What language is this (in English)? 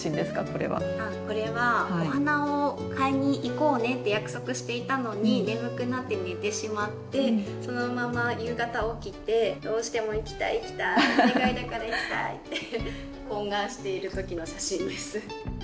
Japanese